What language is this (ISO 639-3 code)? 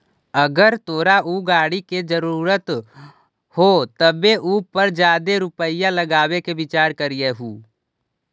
mag